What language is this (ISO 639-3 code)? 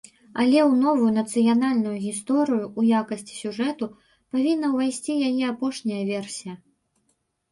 bel